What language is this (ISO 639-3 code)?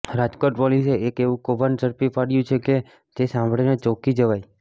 guj